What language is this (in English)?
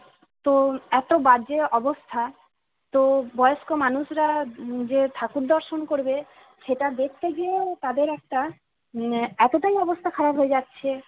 Bangla